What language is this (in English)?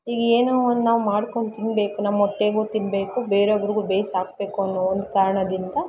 Kannada